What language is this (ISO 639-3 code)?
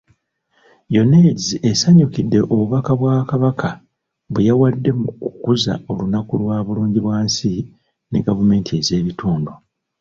lug